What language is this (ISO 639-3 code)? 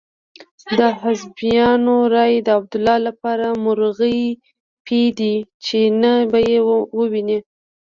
pus